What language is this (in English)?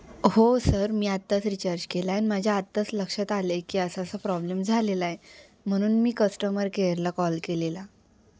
Marathi